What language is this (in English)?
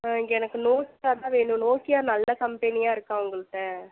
Tamil